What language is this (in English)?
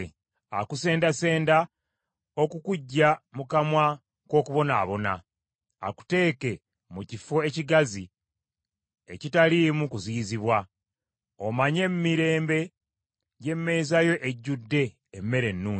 Ganda